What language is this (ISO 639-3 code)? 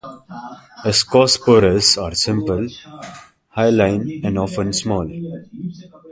eng